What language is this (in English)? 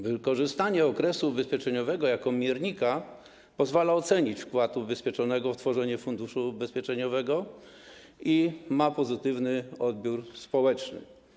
Polish